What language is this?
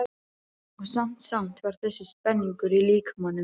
Icelandic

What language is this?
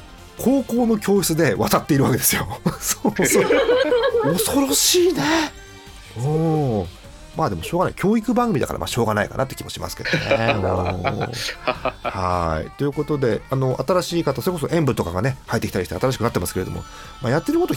Japanese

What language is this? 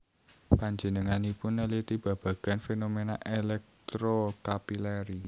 Javanese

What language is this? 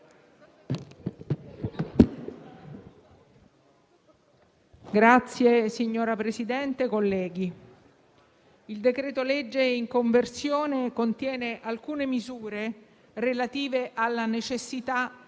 Italian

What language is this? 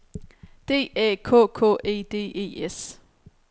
Danish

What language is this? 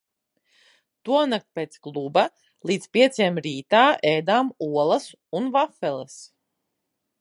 Latvian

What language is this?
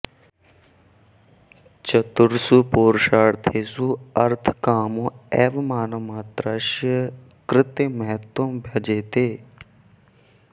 Sanskrit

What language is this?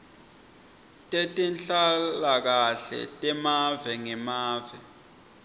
Swati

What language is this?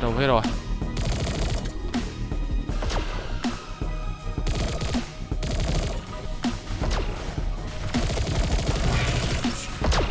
Vietnamese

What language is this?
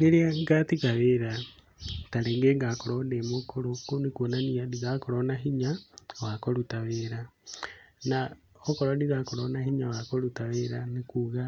Kikuyu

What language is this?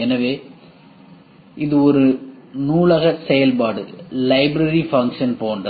Tamil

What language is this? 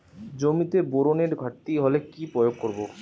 Bangla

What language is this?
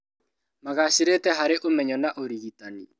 Kikuyu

